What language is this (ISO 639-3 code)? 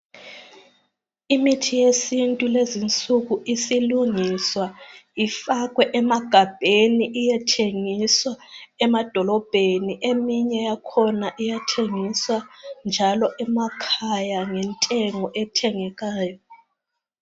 nde